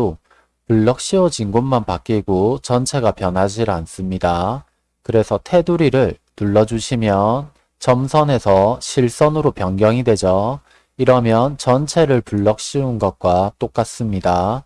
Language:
Korean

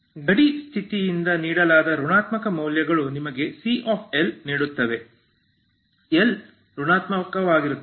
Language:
Kannada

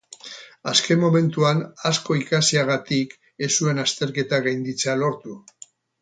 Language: Basque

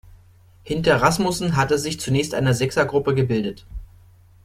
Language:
German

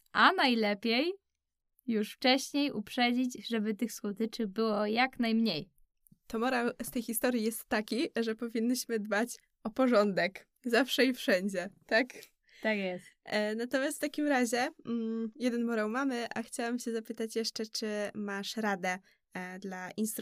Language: Polish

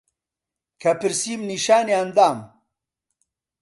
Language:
Central Kurdish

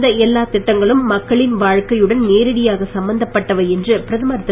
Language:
Tamil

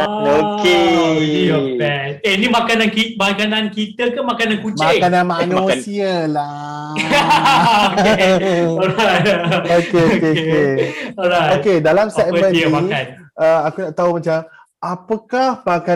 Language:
Malay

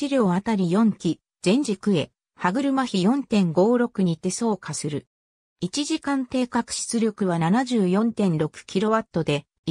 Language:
Japanese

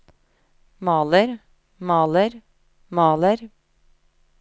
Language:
Norwegian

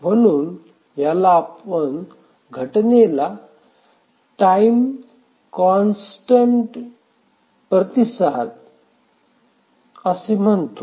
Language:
Marathi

